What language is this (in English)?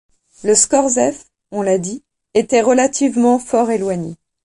French